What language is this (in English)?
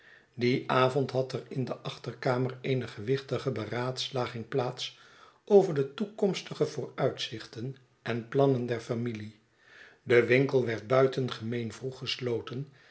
Dutch